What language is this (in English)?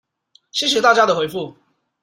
Chinese